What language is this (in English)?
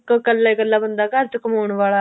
Punjabi